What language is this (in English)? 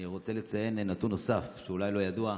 Hebrew